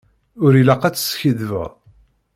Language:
Kabyle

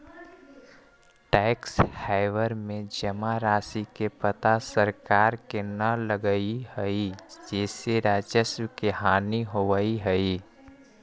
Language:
Magahi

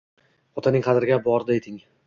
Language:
Uzbek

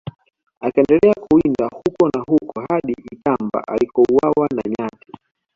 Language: Swahili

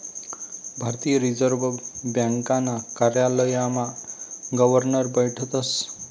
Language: Marathi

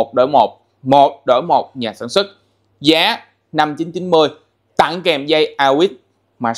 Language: Vietnamese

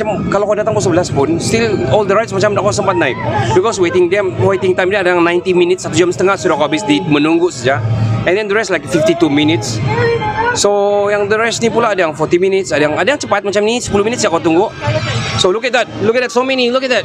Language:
Malay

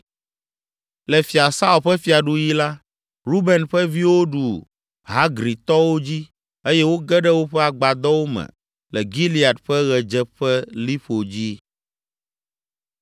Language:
Ewe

